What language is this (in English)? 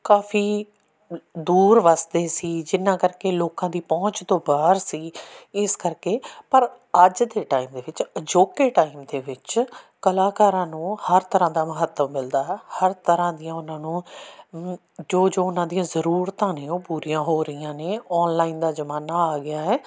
Punjabi